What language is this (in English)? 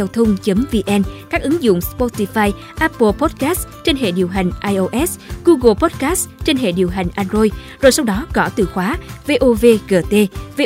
Vietnamese